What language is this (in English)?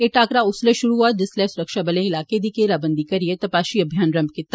Dogri